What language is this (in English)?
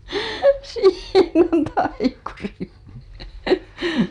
Finnish